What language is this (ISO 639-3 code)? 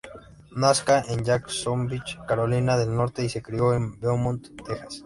spa